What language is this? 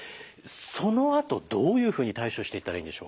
Japanese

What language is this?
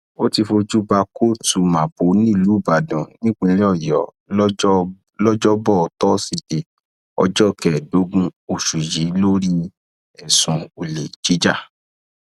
Yoruba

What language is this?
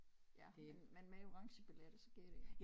Danish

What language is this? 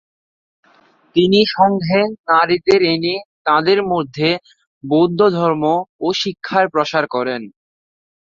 Bangla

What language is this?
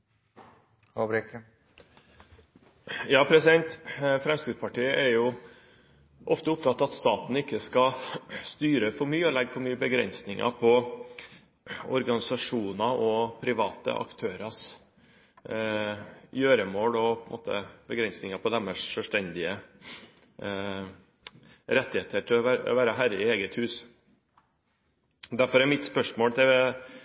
Norwegian Bokmål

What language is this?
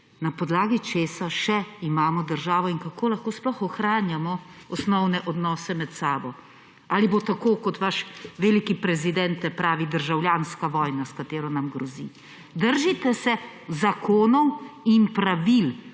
Slovenian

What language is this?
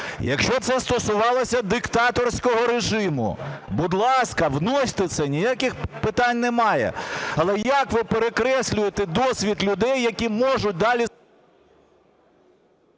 Ukrainian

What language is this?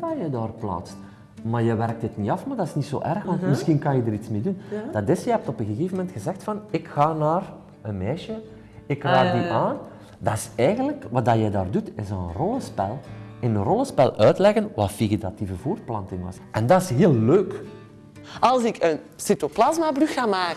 Dutch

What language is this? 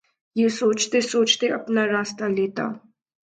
Urdu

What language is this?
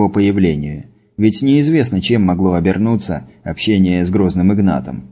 Russian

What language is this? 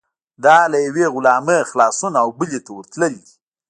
Pashto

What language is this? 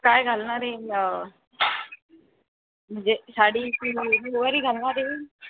Marathi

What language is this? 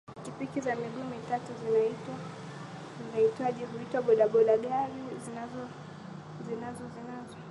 Swahili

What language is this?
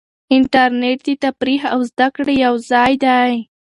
Pashto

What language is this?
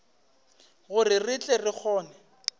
Northern Sotho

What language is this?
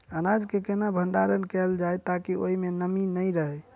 Maithili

